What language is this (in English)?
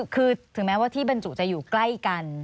Thai